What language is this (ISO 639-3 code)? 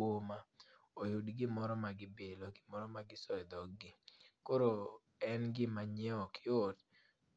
luo